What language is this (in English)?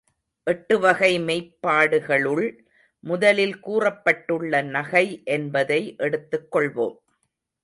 Tamil